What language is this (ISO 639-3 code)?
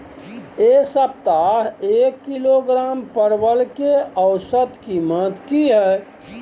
mai